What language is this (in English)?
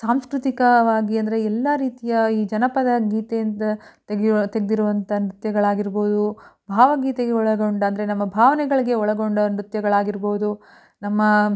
Kannada